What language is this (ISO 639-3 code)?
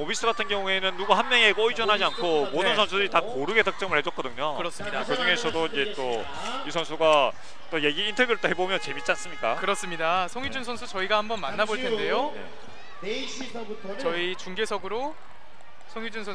kor